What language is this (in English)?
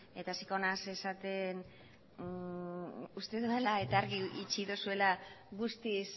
Basque